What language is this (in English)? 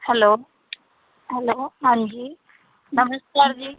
Punjabi